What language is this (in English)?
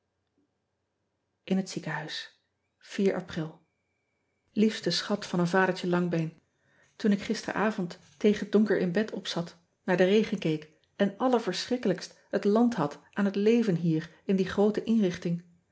Dutch